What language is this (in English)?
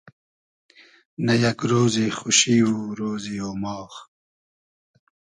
Hazaragi